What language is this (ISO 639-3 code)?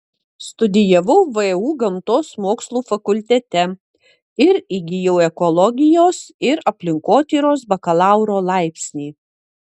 lit